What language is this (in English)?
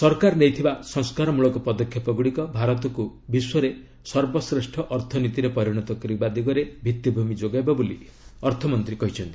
Odia